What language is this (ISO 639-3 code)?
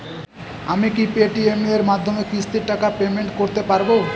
ben